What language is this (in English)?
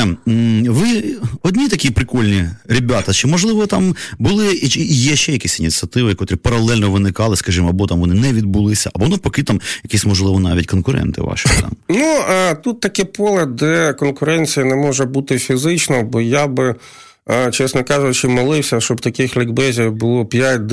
Ukrainian